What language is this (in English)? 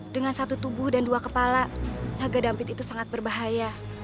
Indonesian